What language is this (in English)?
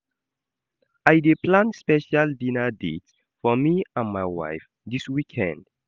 Nigerian Pidgin